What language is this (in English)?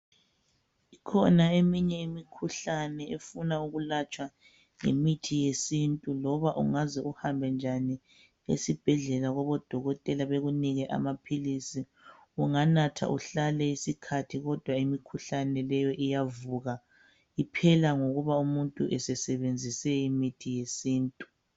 North Ndebele